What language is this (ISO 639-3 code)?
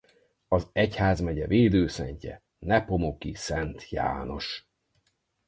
hun